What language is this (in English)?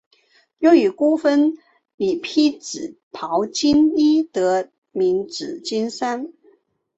Chinese